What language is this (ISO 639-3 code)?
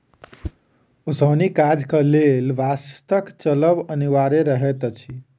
mai